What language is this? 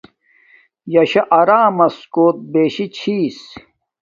Domaaki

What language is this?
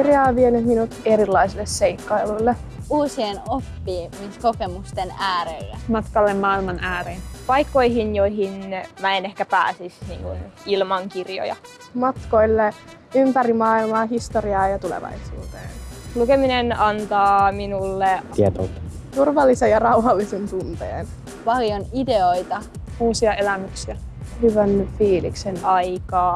Finnish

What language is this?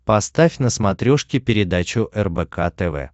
Russian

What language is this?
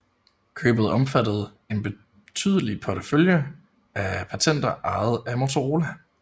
Danish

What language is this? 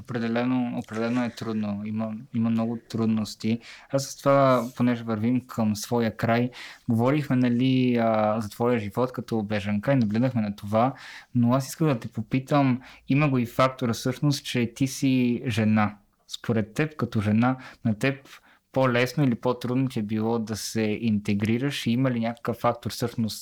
Bulgarian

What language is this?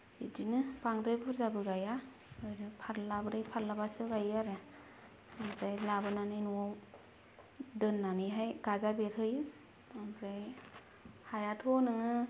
Bodo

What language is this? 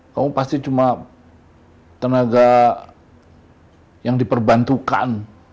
Indonesian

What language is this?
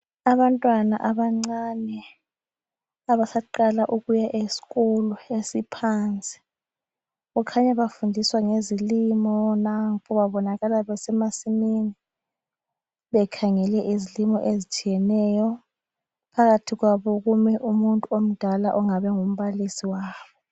North Ndebele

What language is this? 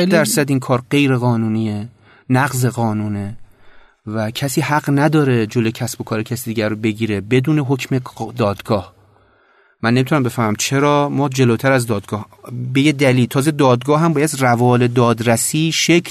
Persian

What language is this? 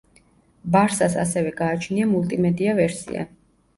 Georgian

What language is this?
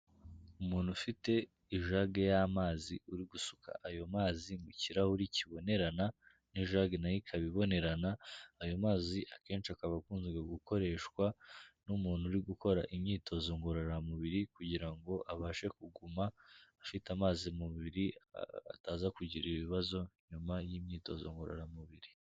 Kinyarwanda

